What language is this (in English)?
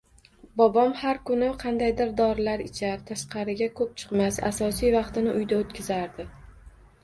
Uzbek